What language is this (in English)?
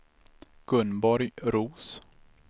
Swedish